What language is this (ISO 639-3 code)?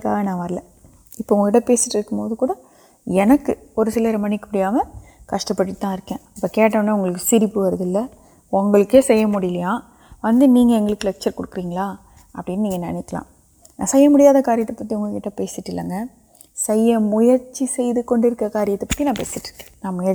urd